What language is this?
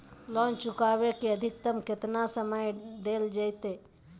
Magahi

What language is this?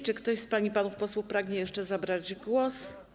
Polish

